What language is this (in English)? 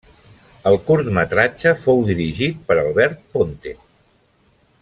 Catalan